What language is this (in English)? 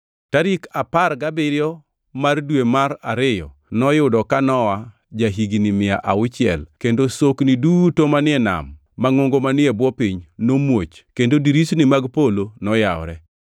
Luo (Kenya and Tanzania)